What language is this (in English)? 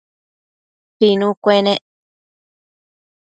Matsés